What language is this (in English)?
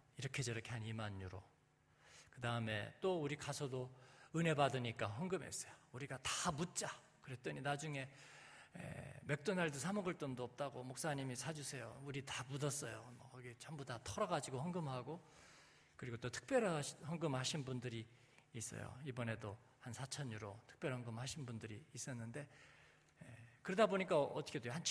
Korean